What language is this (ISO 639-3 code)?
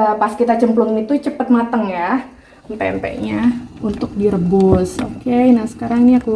ind